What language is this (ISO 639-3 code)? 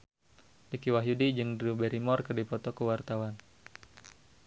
sun